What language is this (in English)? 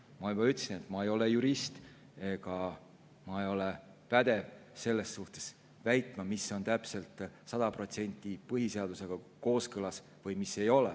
Estonian